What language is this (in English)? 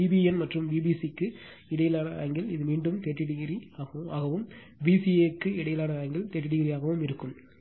Tamil